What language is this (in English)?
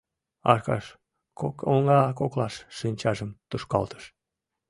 Mari